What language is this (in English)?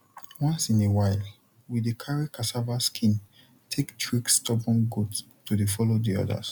Nigerian Pidgin